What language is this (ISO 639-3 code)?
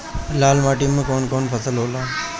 bho